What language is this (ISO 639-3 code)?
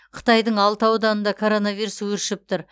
kaz